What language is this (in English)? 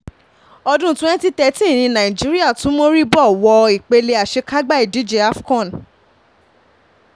Yoruba